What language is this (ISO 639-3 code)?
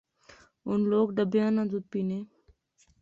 phr